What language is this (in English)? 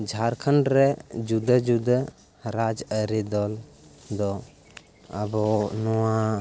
Santali